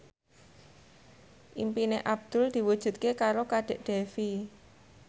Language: Javanese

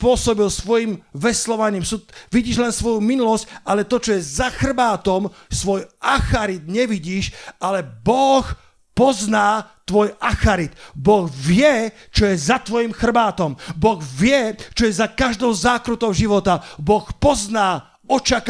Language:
Slovak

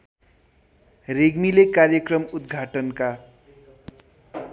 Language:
Nepali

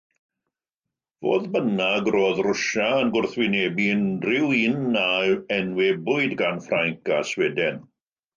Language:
Welsh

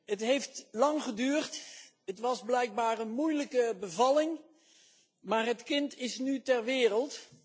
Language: Dutch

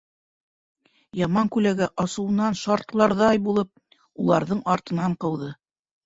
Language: Bashkir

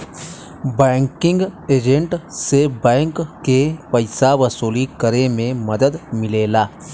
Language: Bhojpuri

